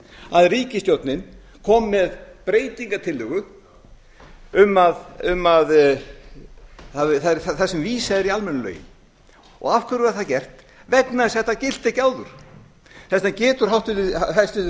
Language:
Icelandic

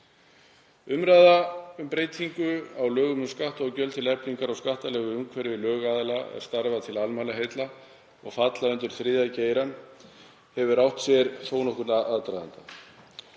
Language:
Icelandic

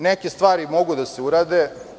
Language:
Serbian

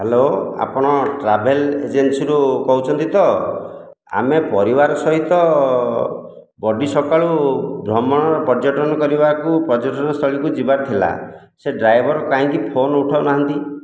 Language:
Odia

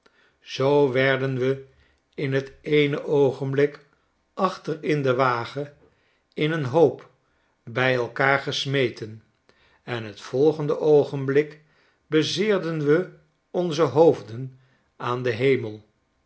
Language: Dutch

